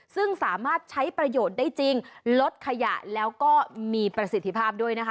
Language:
Thai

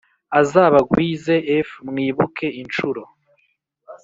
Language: Kinyarwanda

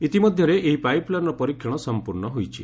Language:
Odia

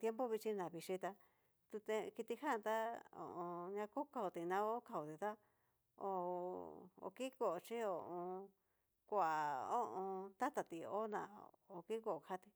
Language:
Cacaloxtepec Mixtec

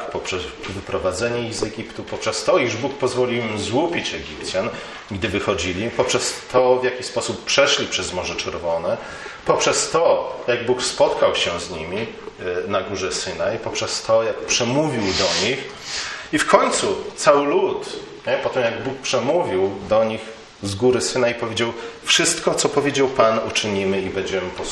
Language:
Polish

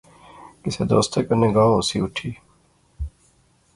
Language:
Pahari-Potwari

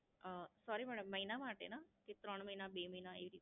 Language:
Gujarati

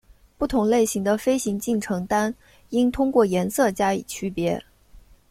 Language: Chinese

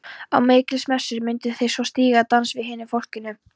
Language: Icelandic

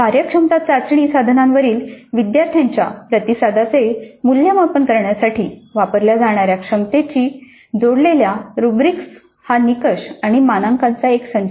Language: Marathi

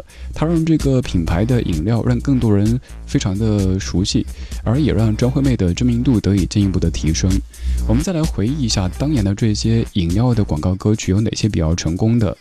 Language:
Chinese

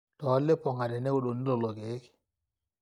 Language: Masai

